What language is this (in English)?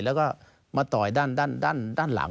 Thai